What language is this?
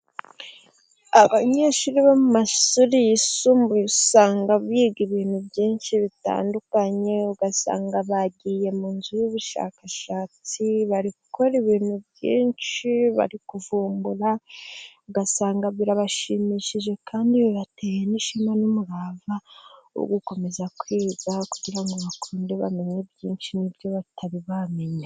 Kinyarwanda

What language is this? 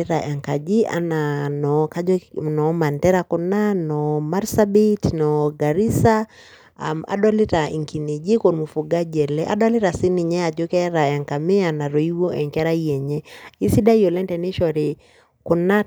Masai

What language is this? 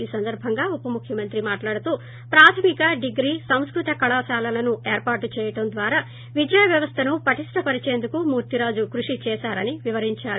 Telugu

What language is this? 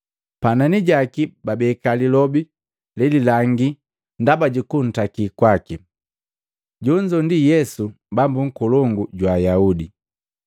Matengo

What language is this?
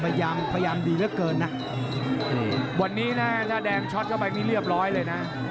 Thai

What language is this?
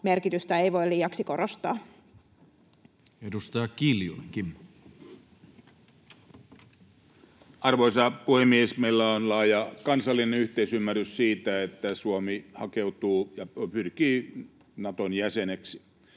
Finnish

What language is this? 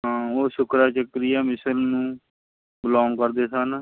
Punjabi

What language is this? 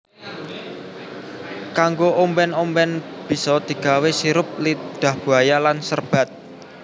Javanese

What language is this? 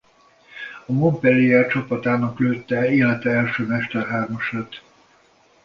Hungarian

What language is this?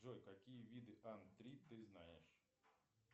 Russian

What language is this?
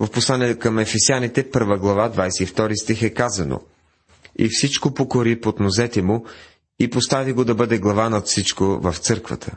Bulgarian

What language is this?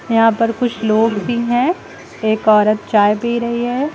Hindi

